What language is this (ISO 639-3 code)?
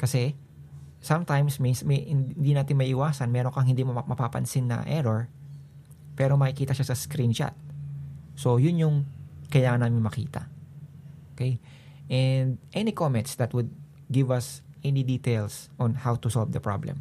fil